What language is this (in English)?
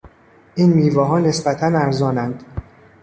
Persian